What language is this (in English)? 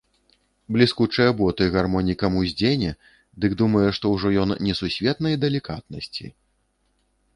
Belarusian